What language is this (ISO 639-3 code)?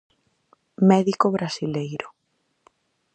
glg